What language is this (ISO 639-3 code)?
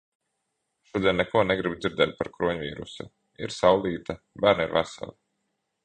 lav